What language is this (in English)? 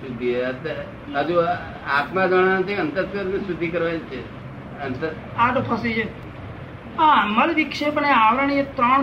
Gujarati